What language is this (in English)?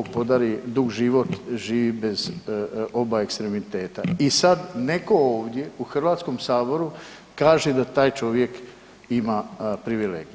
Croatian